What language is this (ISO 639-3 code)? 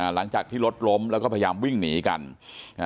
tha